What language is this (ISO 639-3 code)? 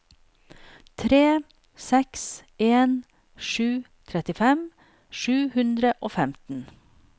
nor